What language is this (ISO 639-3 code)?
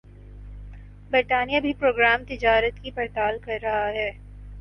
urd